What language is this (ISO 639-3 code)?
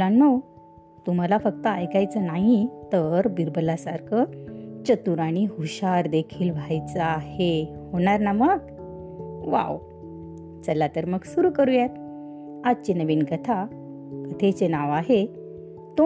mar